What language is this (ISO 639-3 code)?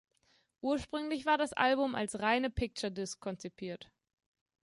deu